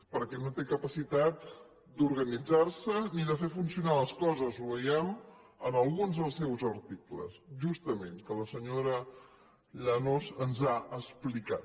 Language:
Catalan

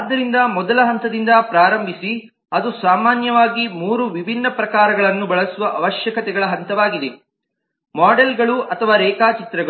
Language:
Kannada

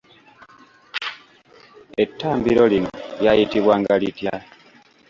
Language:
Ganda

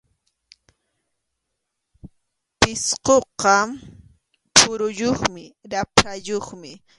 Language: Arequipa-La Unión Quechua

